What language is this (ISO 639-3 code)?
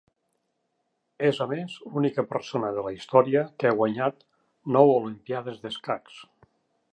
cat